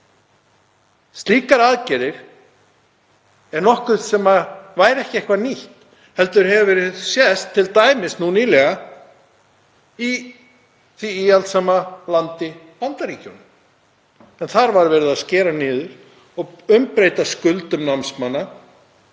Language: Icelandic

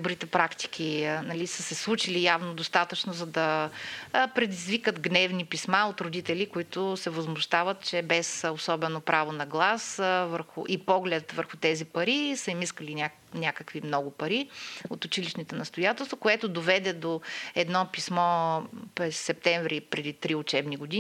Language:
Bulgarian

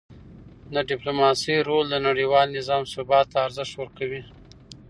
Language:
Pashto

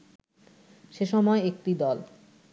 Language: Bangla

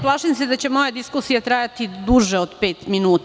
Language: Serbian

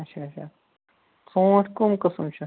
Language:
Kashmiri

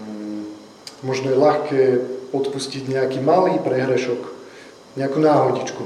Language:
Slovak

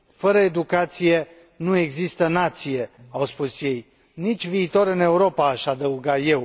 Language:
Romanian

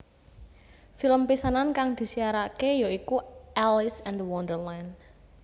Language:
Javanese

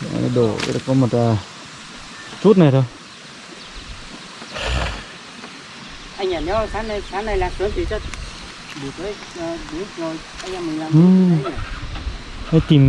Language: Vietnamese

